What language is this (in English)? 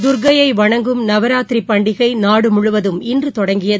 Tamil